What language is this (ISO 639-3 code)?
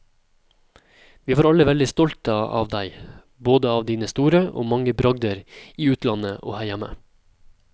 nor